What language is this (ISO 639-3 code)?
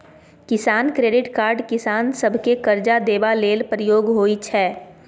mai